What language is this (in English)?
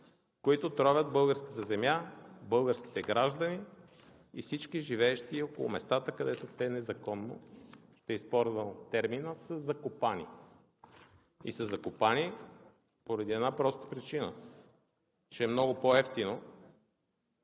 Bulgarian